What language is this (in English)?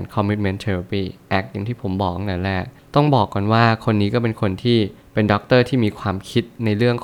Thai